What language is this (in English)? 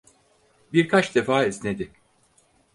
Turkish